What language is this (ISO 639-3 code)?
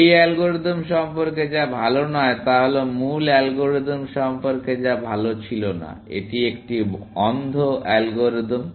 ben